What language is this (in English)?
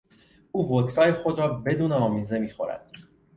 Persian